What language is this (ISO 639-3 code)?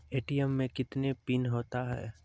mai